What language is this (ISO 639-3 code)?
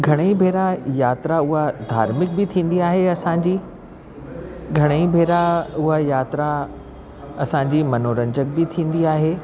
snd